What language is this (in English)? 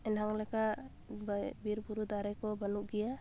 Santali